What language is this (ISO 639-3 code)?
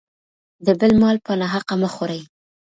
pus